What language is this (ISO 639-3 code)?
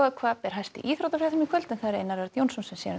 isl